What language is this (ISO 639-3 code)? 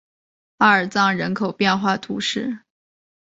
zho